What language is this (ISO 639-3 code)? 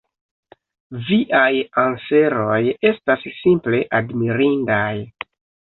epo